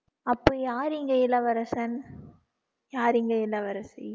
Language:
Tamil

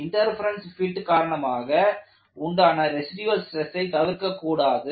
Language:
Tamil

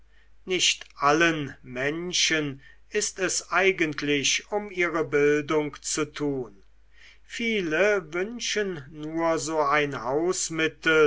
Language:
German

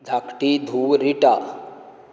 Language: Konkani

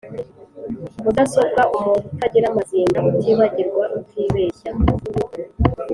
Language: Kinyarwanda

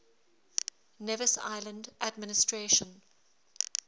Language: English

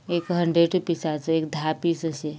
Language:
Konkani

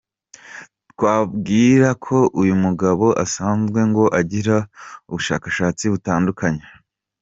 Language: Kinyarwanda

